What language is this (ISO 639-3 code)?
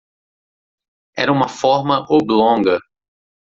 por